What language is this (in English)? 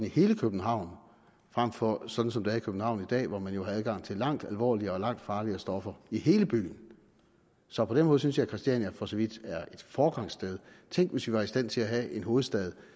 Danish